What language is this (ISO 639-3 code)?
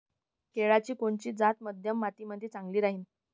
mar